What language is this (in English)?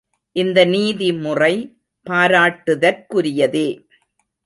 Tamil